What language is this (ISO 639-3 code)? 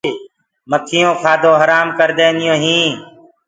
ggg